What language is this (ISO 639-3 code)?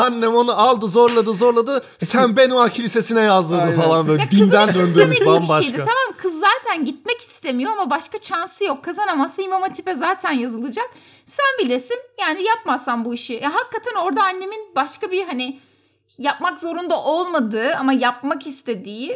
tur